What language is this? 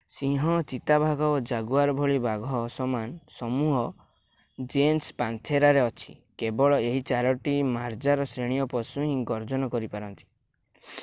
Odia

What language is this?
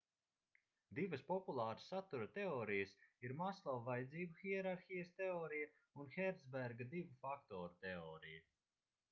Latvian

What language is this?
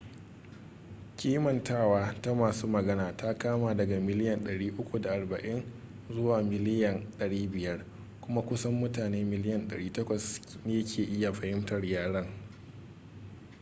Hausa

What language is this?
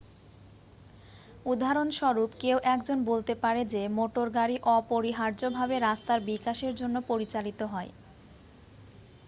Bangla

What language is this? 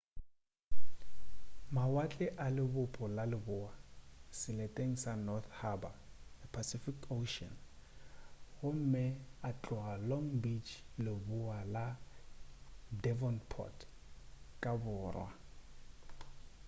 Northern Sotho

